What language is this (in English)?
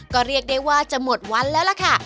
Thai